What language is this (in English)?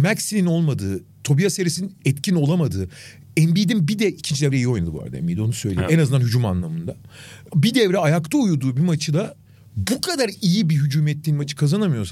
Turkish